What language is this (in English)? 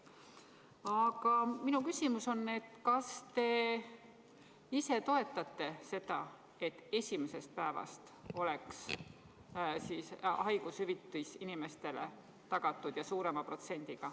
Estonian